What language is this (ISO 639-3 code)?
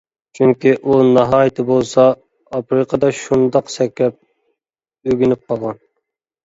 uig